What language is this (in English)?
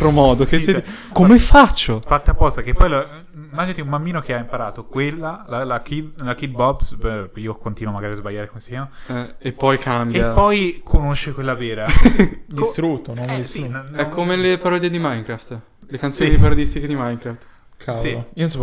Italian